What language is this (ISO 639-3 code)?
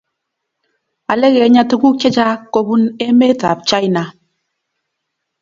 kln